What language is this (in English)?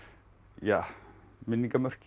Icelandic